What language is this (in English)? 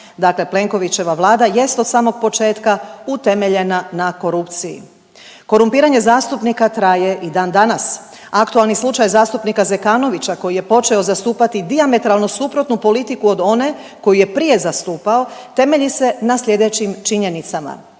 Croatian